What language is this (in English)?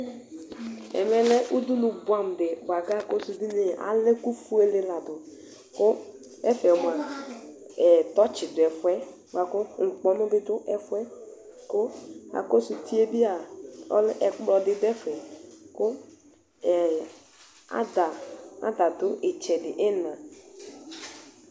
Ikposo